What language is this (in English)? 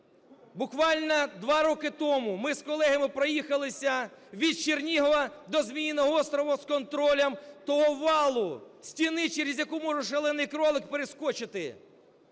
Ukrainian